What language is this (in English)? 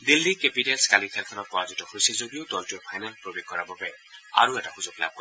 Assamese